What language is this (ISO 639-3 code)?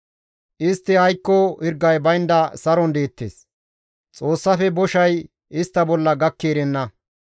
gmv